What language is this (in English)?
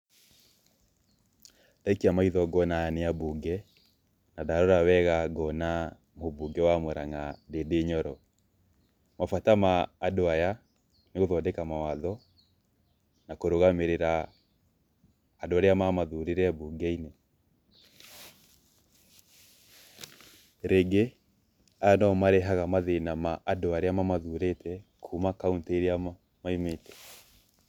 Kikuyu